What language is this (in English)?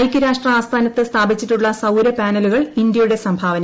Malayalam